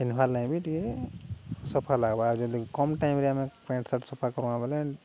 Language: Odia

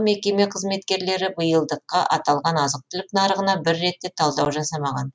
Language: Kazakh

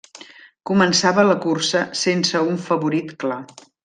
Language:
Catalan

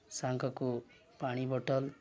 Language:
Odia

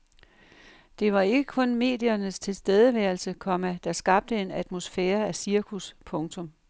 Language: Danish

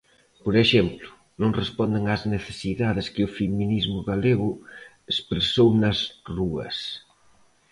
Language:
Galician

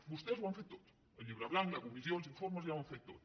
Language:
Catalan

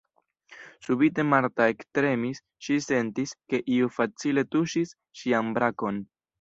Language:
Esperanto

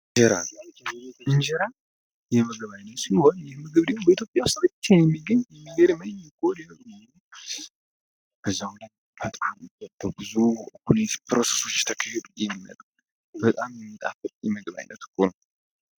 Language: Amharic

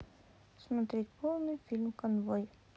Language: Russian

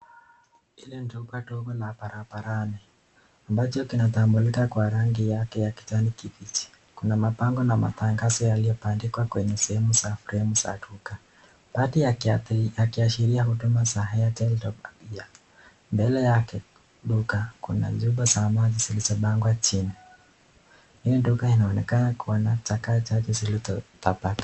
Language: Swahili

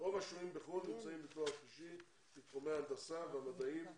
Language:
Hebrew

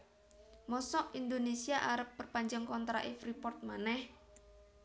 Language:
Javanese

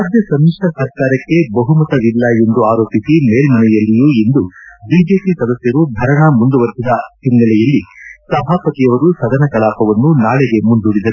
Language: Kannada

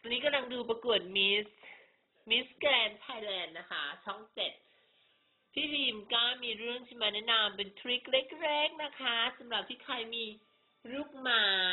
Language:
Thai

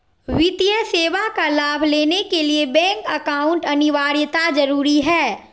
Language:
Magahi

